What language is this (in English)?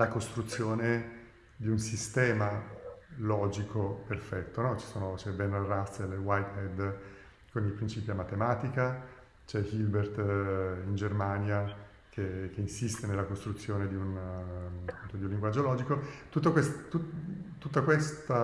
Italian